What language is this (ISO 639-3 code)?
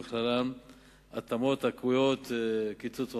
heb